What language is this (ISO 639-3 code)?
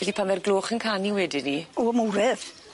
cym